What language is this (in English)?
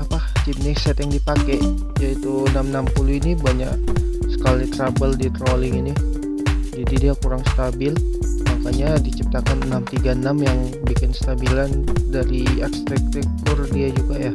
Indonesian